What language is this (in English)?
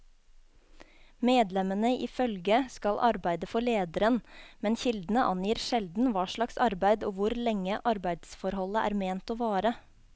Norwegian